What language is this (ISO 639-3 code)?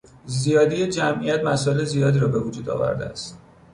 fas